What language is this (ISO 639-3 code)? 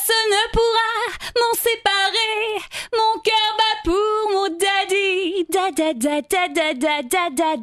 fra